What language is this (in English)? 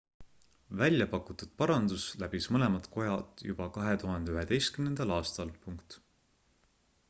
Estonian